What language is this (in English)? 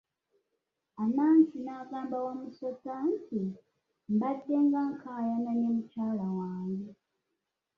Ganda